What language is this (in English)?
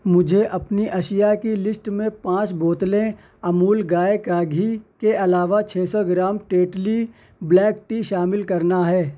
Urdu